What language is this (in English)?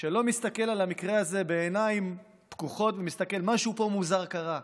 Hebrew